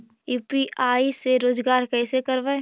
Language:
Magahi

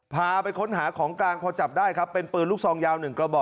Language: Thai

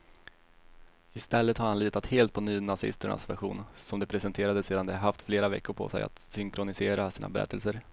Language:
Swedish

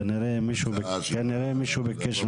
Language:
Hebrew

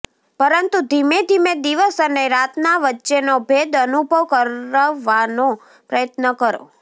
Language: Gujarati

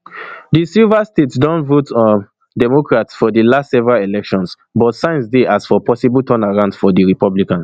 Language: Nigerian Pidgin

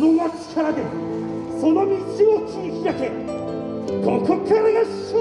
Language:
Japanese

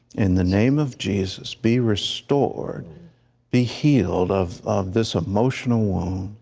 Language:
English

